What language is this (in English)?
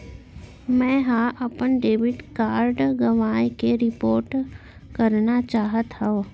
Chhattisgarhi